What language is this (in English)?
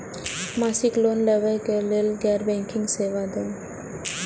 Maithili